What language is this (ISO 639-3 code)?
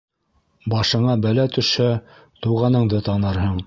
bak